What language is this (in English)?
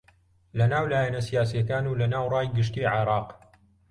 Central Kurdish